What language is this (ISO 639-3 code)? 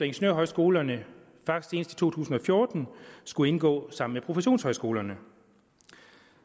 dan